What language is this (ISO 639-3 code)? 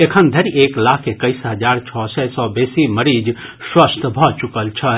mai